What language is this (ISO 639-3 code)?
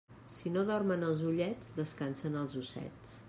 cat